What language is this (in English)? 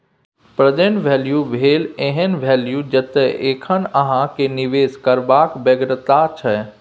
Maithili